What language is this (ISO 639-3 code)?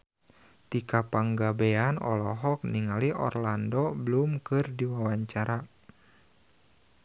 sun